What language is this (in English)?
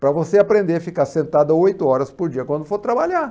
Portuguese